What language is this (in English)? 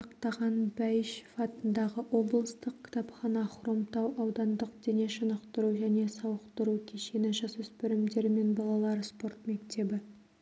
Kazakh